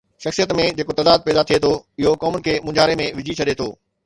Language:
Sindhi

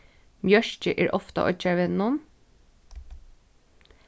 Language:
Faroese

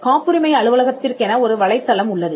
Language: Tamil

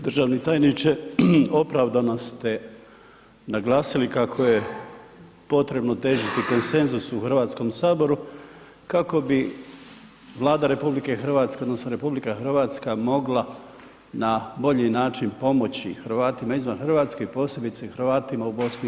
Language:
Croatian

